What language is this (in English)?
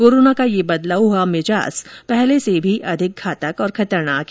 Hindi